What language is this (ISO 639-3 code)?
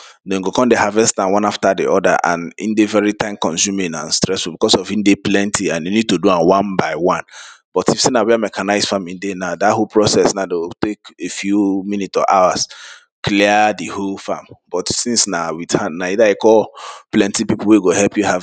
pcm